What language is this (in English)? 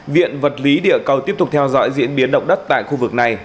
Vietnamese